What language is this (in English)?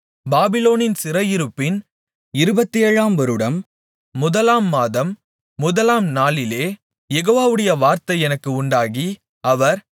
Tamil